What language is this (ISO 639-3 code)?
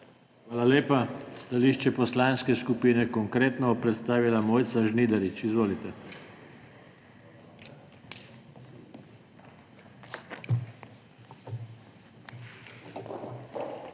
slv